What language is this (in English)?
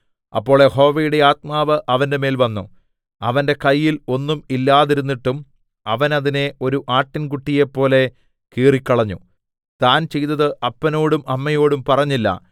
Malayalam